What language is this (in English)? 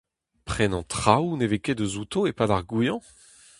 Breton